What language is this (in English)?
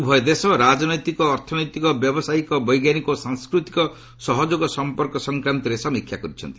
Odia